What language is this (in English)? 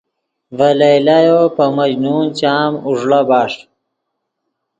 Yidgha